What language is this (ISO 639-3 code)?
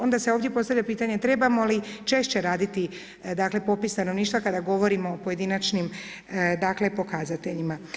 hrv